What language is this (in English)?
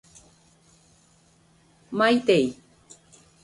Guarani